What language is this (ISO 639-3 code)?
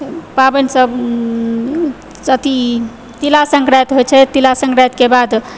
mai